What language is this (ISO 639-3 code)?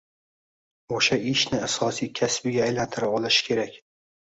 uzb